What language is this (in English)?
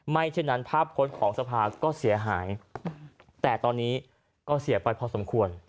Thai